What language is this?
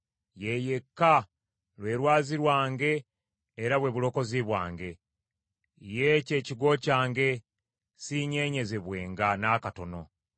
Ganda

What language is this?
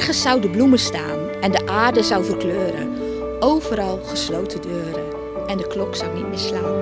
Dutch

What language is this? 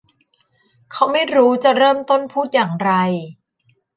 Thai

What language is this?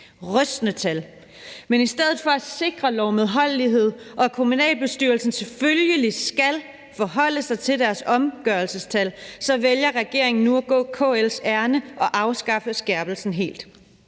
Danish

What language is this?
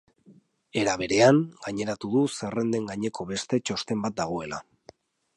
Basque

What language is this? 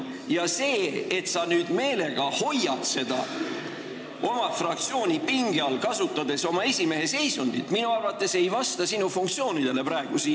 Estonian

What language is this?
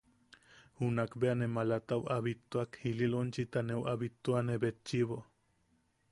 Yaqui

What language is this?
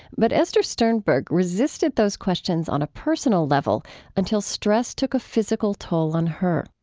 English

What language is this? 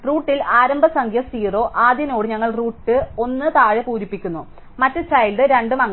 Malayalam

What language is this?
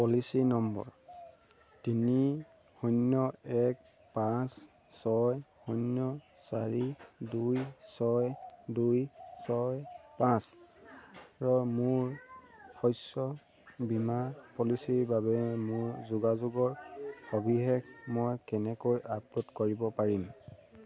Assamese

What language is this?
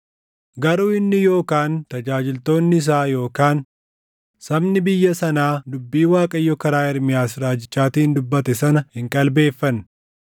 Oromo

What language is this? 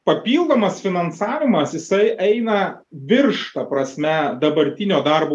Lithuanian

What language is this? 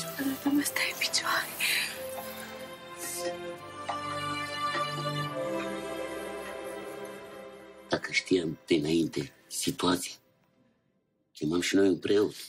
Romanian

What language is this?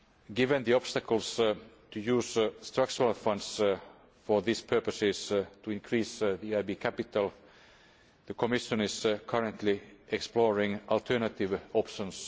English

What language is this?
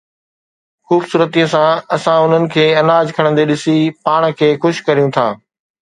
Sindhi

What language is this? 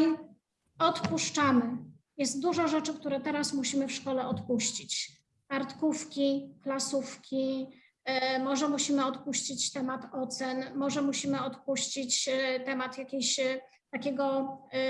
Polish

